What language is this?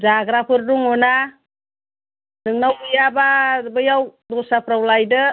Bodo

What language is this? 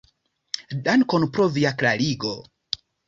Esperanto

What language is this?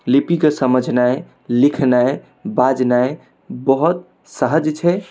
Maithili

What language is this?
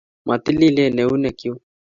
Kalenjin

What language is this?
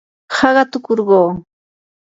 Yanahuanca Pasco Quechua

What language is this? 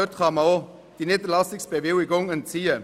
Swiss German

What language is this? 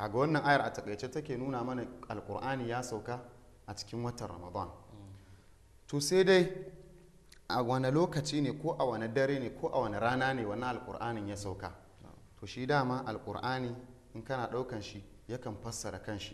Arabic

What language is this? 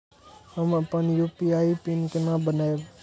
Maithili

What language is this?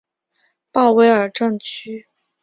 Chinese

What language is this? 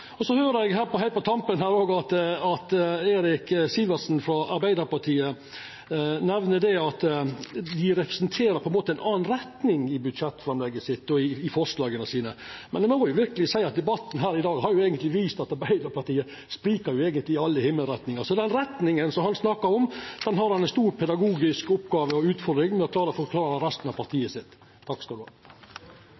Norwegian Nynorsk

